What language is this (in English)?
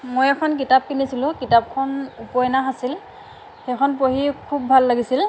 Assamese